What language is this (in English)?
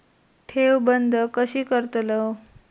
Marathi